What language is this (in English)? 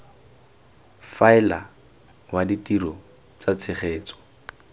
Tswana